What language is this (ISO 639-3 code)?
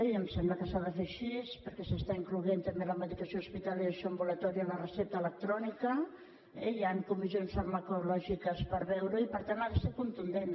cat